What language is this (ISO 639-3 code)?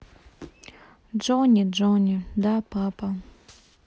rus